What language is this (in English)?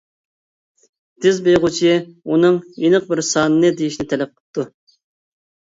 Uyghur